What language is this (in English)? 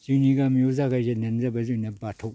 Bodo